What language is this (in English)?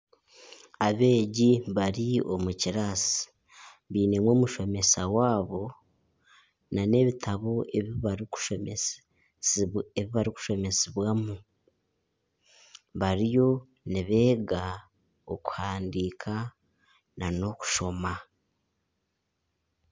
Nyankole